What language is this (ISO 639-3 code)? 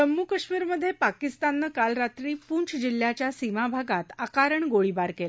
mar